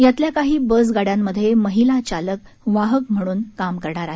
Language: Marathi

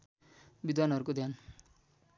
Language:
Nepali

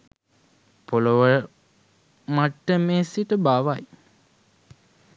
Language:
Sinhala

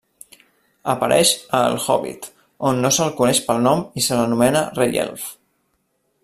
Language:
Catalan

